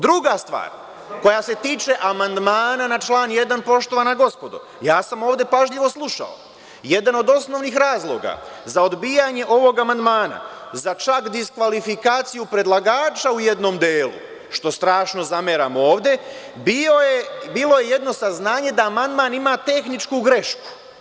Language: Serbian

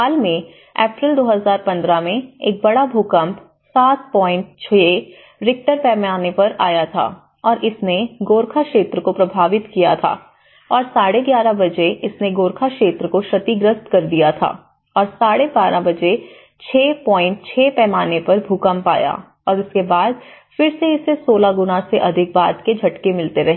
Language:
Hindi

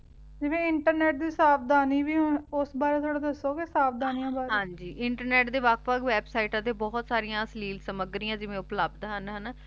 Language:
Punjabi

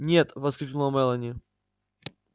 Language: Russian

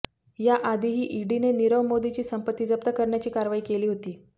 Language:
Marathi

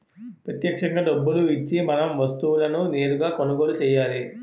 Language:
Telugu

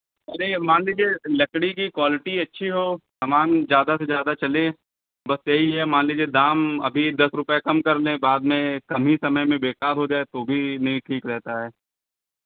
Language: Hindi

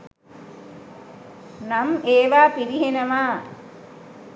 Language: Sinhala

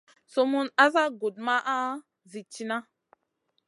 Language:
Masana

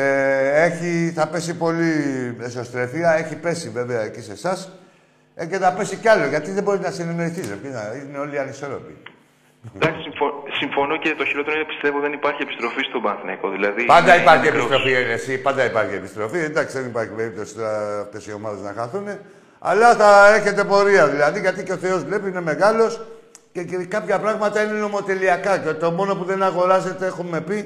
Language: Greek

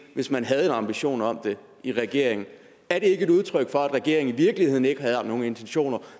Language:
Danish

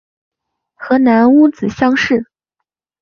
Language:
Chinese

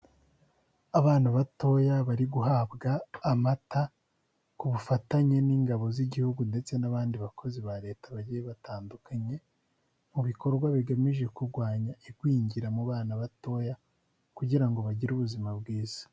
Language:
Kinyarwanda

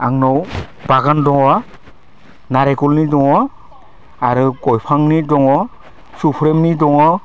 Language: Bodo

